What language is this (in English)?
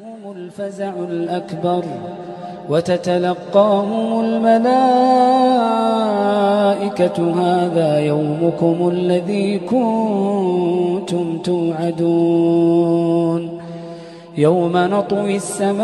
Arabic